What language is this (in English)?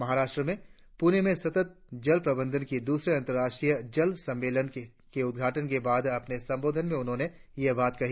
Hindi